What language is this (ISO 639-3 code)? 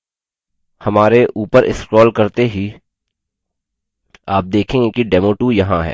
hin